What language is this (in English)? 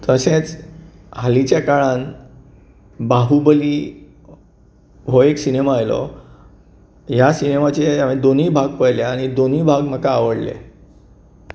Konkani